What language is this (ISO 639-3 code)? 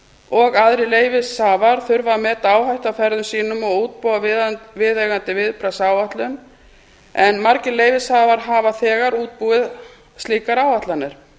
isl